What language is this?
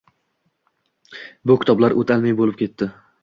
Uzbek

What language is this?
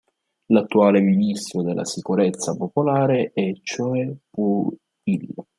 Italian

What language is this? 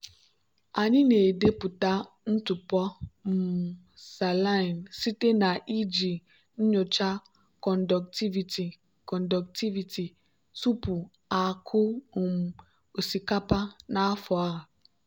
Igbo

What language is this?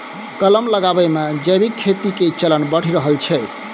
Maithili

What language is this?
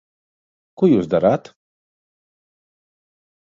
Latvian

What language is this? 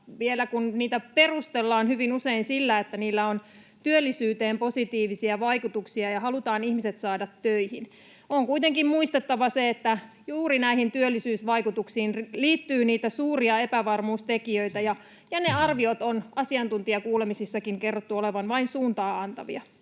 Finnish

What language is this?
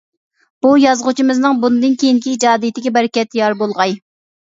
Uyghur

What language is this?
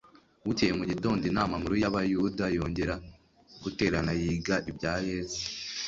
Kinyarwanda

